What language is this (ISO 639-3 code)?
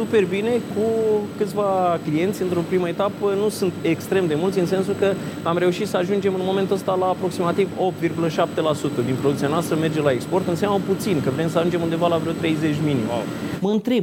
ron